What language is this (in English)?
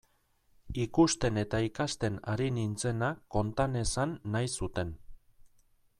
Basque